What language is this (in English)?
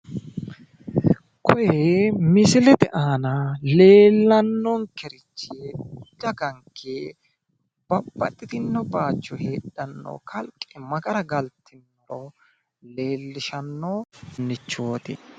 Sidamo